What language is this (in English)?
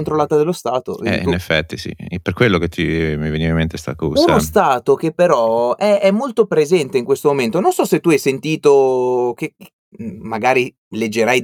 Italian